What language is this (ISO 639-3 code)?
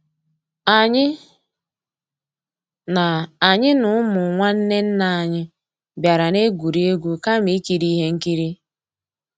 ibo